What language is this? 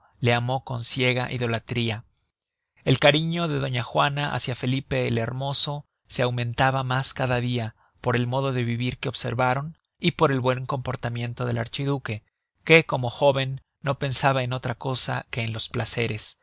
Spanish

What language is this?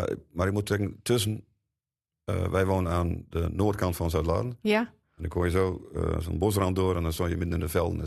Dutch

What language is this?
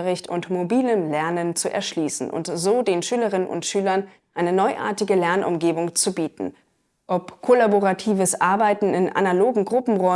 German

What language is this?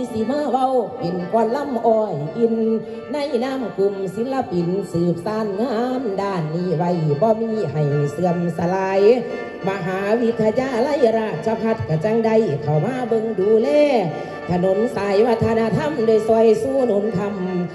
Thai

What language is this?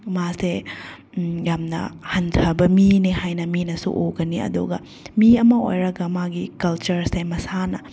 Manipuri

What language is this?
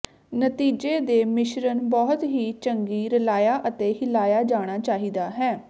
Punjabi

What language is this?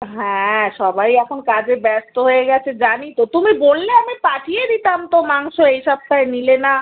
Bangla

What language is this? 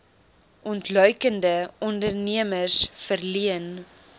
Afrikaans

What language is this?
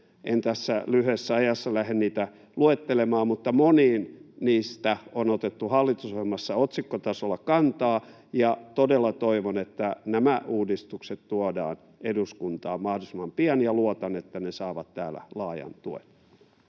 Finnish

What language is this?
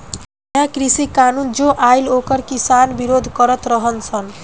Bhojpuri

